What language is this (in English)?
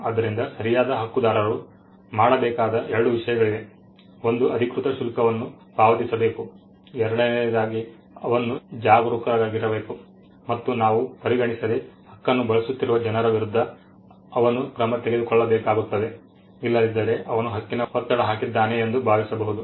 Kannada